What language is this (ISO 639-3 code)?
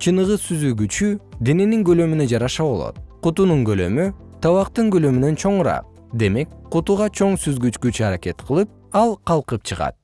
kir